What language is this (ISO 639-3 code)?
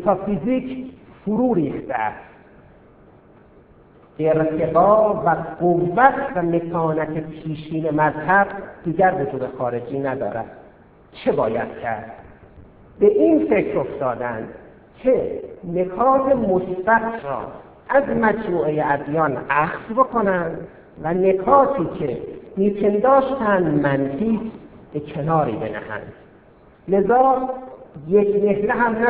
fas